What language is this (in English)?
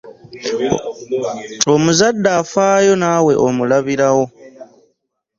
Ganda